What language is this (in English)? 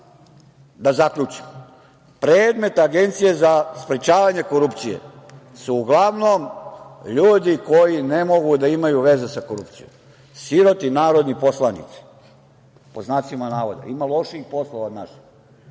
Serbian